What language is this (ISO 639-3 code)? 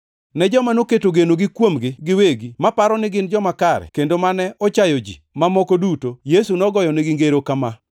luo